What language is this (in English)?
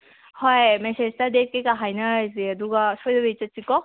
Manipuri